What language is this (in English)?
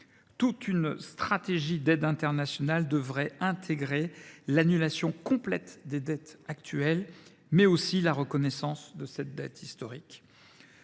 French